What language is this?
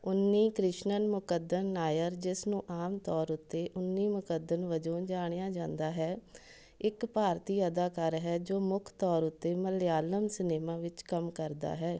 Punjabi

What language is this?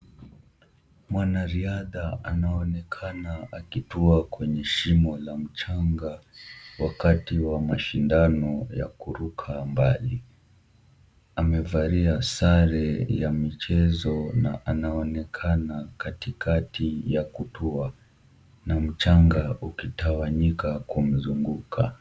Swahili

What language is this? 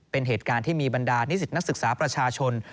Thai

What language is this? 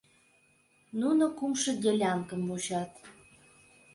Mari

